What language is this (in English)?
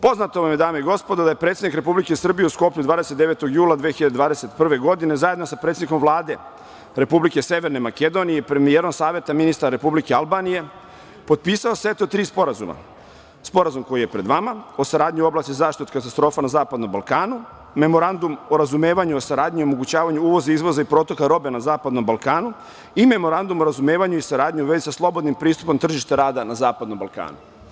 Serbian